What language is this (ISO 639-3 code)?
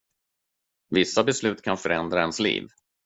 swe